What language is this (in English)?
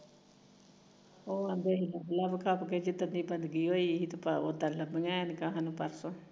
Punjabi